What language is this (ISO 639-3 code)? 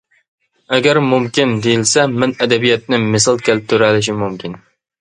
uig